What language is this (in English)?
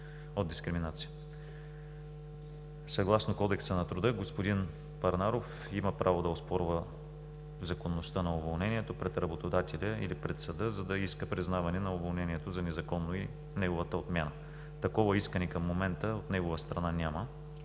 Bulgarian